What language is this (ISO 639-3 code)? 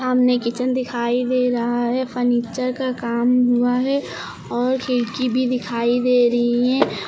hin